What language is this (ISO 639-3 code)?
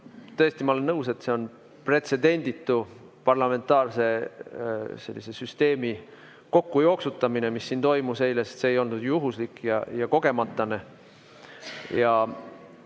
est